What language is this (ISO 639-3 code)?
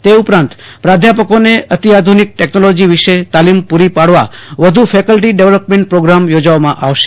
guj